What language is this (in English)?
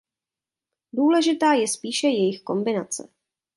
Czech